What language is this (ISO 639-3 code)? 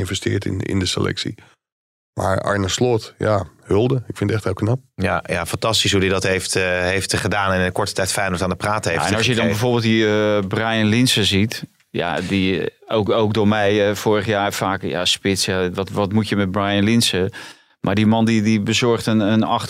nld